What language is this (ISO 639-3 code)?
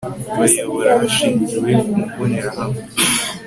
kin